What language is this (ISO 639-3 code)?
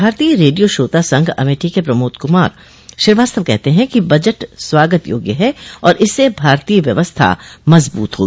hin